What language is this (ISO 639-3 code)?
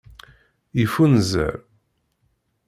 kab